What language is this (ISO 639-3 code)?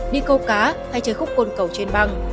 vie